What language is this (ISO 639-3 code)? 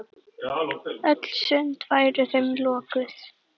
isl